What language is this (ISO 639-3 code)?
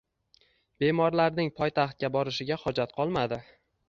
uzb